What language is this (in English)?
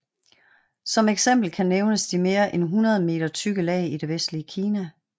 Danish